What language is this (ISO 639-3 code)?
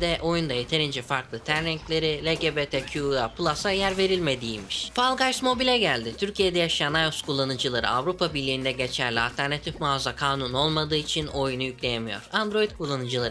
tur